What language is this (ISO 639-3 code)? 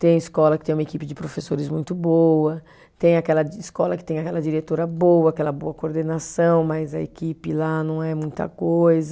por